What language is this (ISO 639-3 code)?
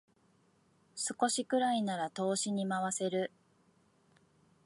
jpn